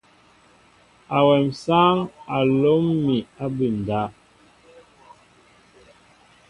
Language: Mbo (Cameroon)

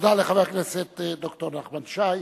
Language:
Hebrew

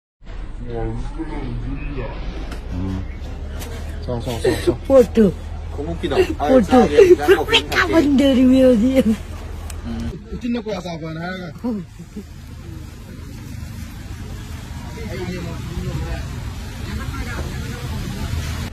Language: Turkish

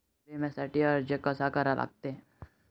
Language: Marathi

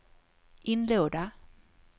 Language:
Swedish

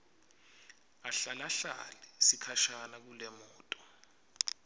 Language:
Swati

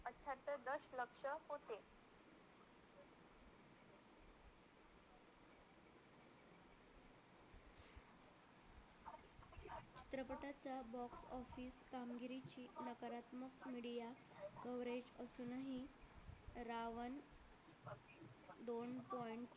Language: Marathi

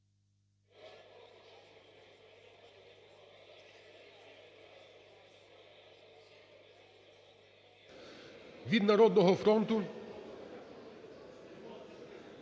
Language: Ukrainian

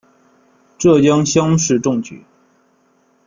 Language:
Chinese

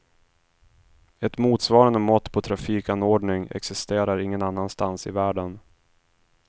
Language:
Swedish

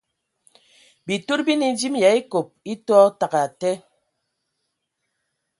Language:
Ewondo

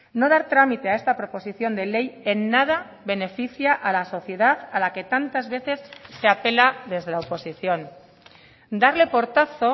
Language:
Spanish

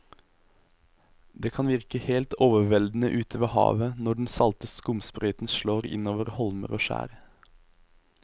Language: Norwegian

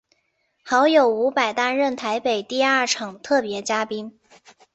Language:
Chinese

